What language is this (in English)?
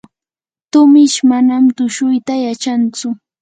Yanahuanca Pasco Quechua